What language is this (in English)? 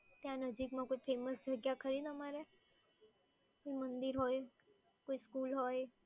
Gujarati